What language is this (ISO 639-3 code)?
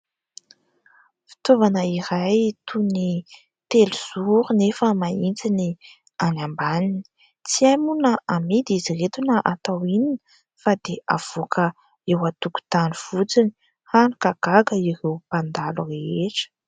mlg